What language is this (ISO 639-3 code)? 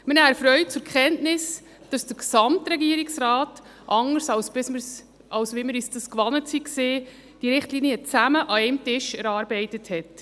gsw